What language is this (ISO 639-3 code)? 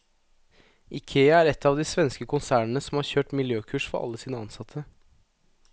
nor